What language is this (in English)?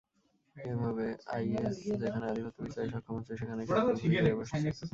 Bangla